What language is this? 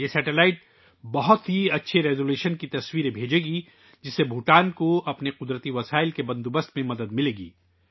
Urdu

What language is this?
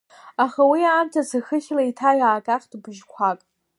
Abkhazian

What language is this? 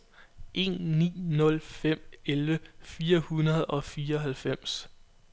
Danish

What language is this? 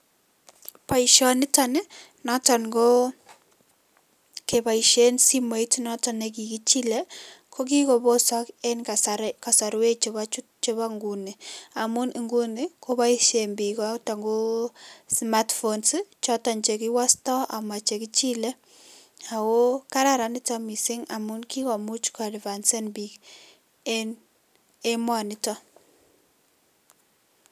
Kalenjin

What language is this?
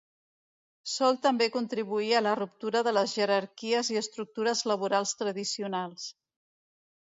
Catalan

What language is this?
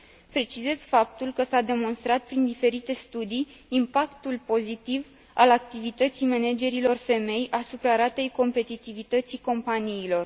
Romanian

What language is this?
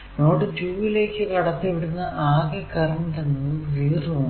Malayalam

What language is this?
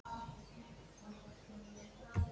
Icelandic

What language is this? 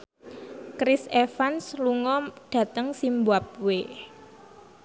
Javanese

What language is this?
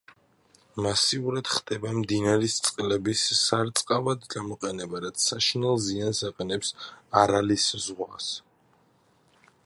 Georgian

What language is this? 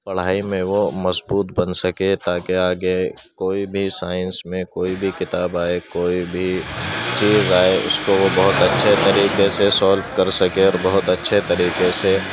Urdu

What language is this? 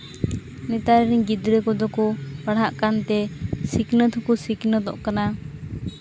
Santali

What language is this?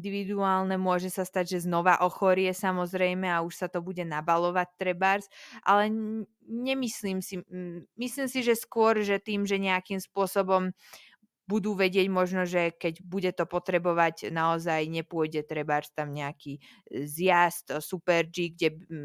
Slovak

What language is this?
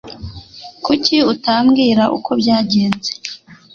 Kinyarwanda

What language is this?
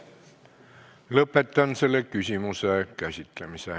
Estonian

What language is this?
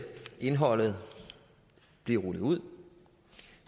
Danish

